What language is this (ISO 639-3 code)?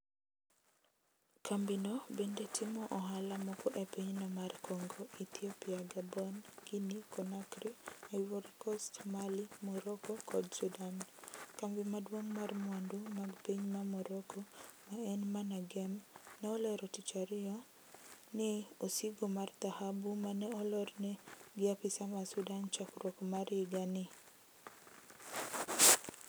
luo